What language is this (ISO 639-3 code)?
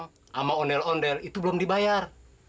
ind